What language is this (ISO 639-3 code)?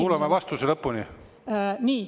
est